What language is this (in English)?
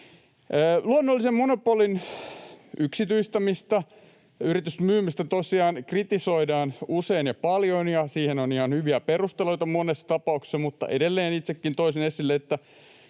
Finnish